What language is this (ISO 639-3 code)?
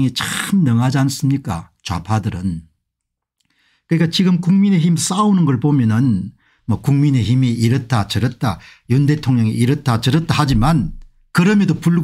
kor